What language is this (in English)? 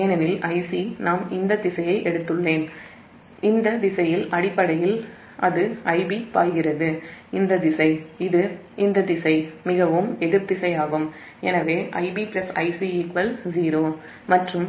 Tamil